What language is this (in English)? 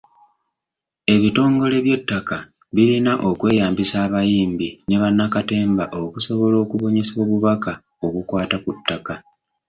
Ganda